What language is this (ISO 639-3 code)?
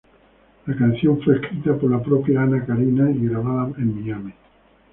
spa